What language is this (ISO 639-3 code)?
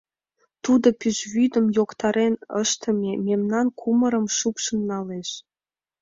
chm